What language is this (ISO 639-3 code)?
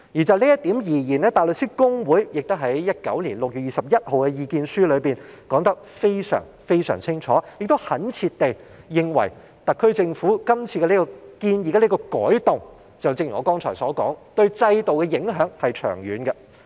yue